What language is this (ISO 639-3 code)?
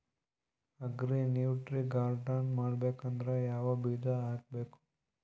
kan